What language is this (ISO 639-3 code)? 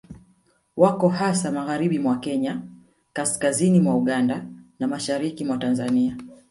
swa